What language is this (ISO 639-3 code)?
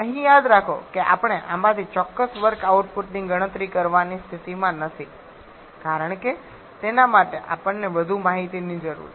guj